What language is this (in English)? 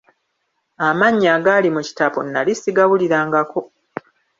Ganda